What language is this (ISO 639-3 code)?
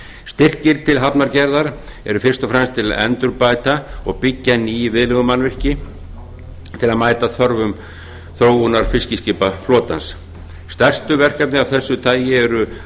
isl